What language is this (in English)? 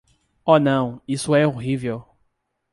Portuguese